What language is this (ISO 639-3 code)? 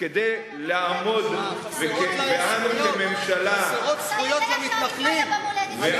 heb